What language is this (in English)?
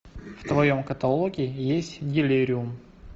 Russian